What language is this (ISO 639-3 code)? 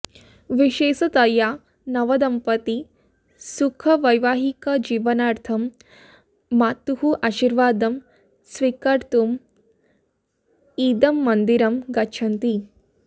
san